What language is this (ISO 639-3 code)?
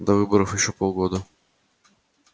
rus